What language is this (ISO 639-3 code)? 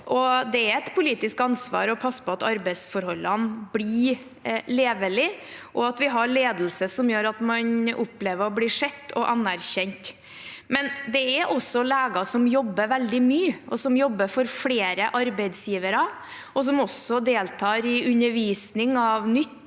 nor